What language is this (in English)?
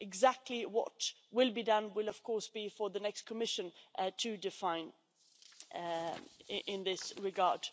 English